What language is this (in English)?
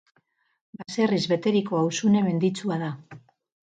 Basque